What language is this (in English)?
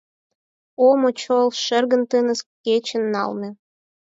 Mari